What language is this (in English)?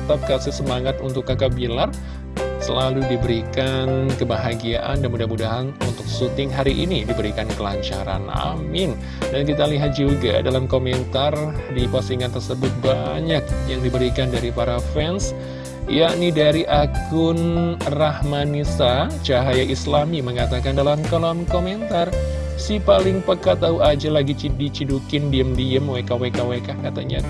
Indonesian